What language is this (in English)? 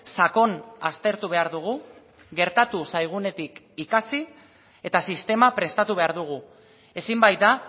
Basque